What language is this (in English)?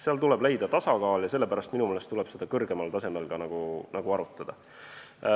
Estonian